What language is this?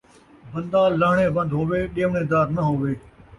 Saraiki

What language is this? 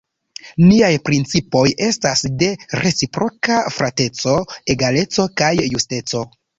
Esperanto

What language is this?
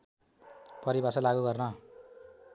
Nepali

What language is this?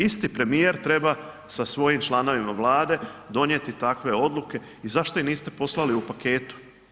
Croatian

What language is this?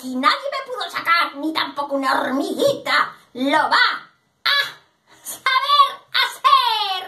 Spanish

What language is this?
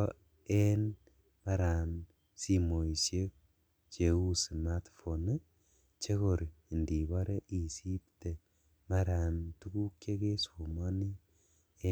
Kalenjin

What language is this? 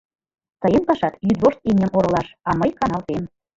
Mari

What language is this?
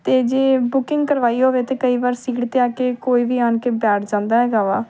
Punjabi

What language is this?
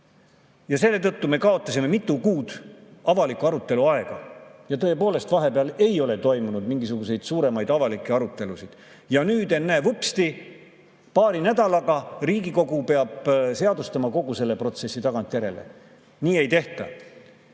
Estonian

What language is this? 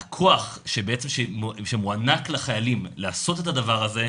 Hebrew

